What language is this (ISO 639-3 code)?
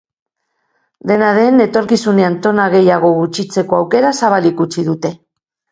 eus